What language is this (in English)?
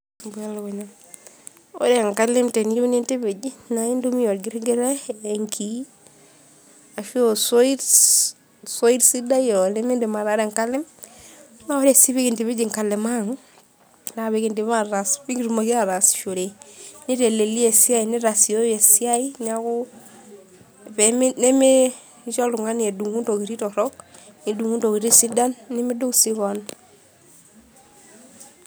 Masai